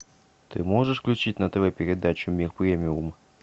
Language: Russian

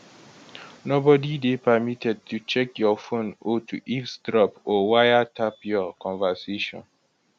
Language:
Nigerian Pidgin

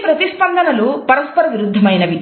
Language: Telugu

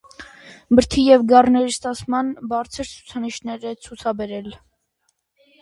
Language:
Armenian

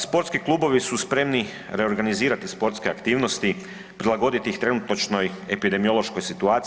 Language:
Croatian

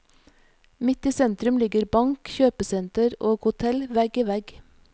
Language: Norwegian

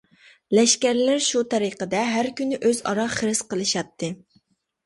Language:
Uyghur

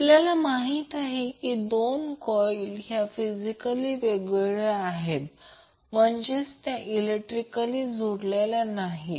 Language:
Marathi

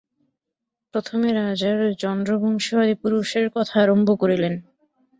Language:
Bangla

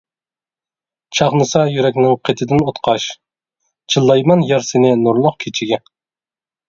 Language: Uyghur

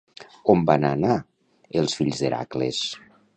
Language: Catalan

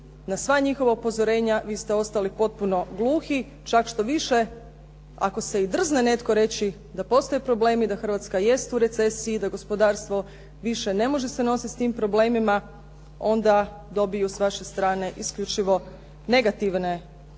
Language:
Croatian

